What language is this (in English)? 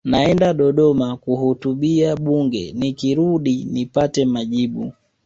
Swahili